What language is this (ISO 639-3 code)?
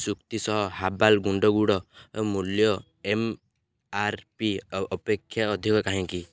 ori